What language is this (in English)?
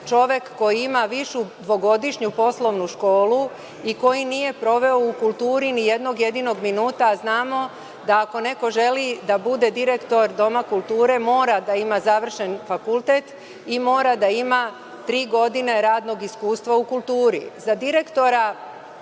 Serbian